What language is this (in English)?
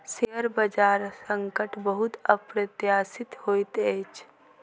Maithili